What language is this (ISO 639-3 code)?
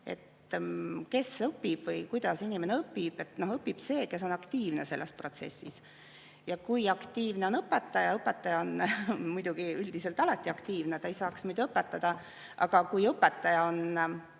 est